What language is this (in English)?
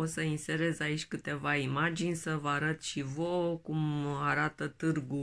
Romanian